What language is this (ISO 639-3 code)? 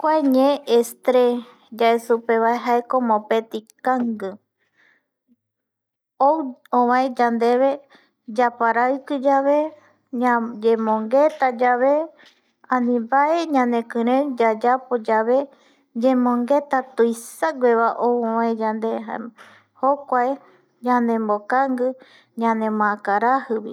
gui